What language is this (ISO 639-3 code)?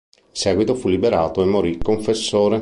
ita